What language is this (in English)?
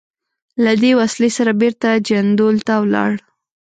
Pashto